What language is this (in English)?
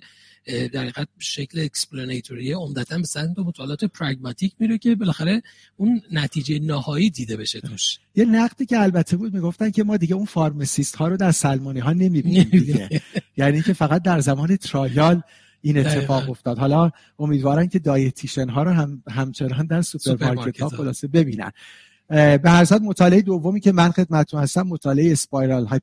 Persian